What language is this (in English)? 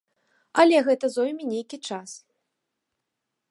Belarusian